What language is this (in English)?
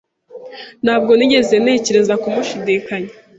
Kinyarwanda